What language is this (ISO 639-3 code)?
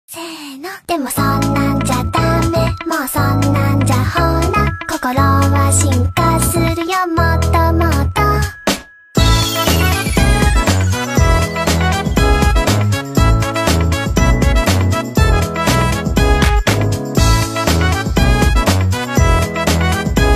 vie